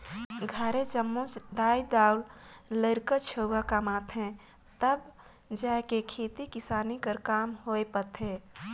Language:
Chhattisgarhi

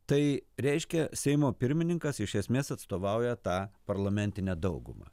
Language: Lithuanian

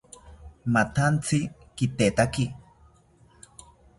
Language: South Ucayali Ashéninka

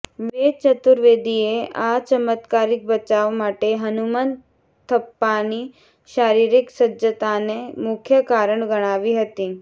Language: Gujarati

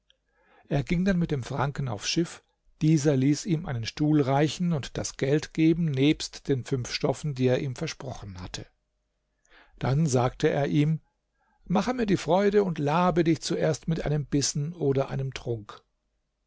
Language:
German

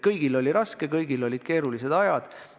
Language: Estonian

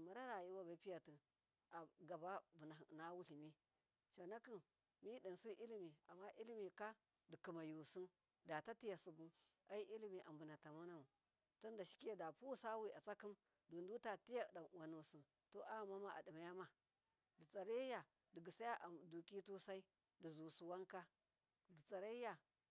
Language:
Miya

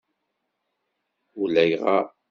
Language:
Kabyle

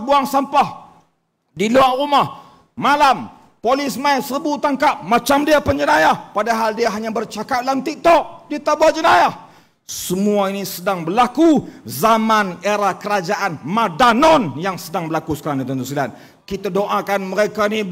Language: Malay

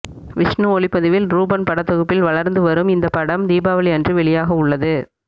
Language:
Tamil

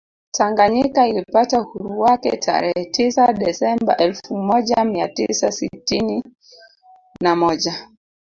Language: Swahili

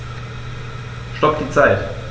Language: German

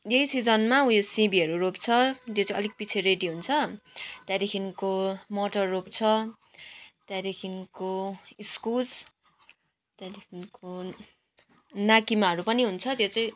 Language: Nepali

